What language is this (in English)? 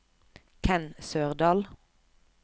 Norwegian